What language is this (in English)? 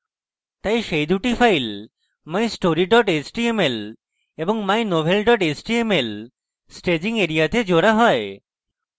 Bangla